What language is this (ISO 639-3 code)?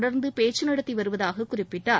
tam